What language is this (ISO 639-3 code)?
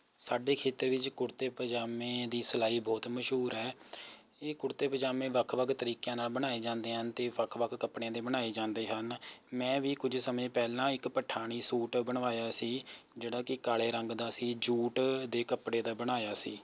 pan